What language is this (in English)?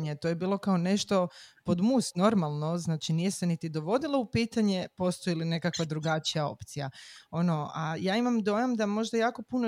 Croatian